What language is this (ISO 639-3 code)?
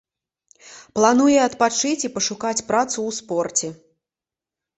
bel